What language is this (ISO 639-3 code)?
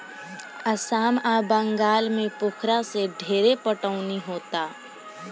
bho